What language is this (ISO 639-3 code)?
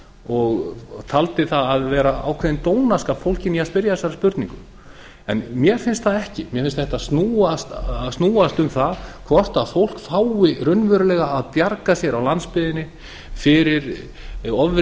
isl